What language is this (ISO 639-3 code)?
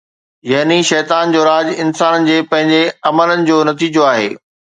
snd